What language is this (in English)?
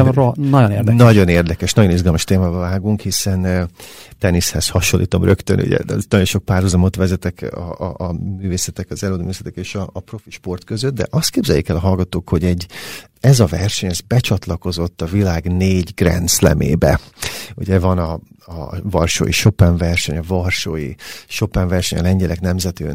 Hungarian